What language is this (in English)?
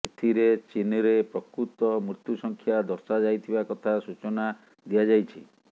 Odia